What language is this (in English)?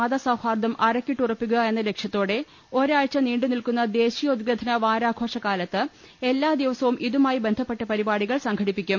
Malayalam